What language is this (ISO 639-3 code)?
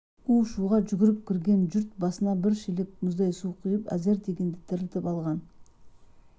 kaz